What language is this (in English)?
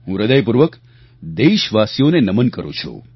Gujarati